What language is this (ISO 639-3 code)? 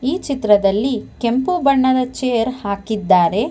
kan